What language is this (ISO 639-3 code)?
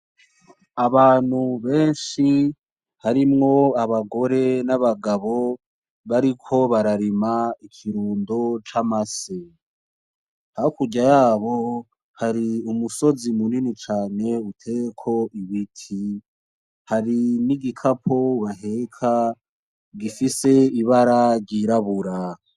run